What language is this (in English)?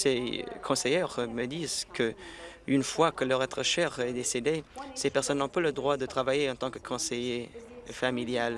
French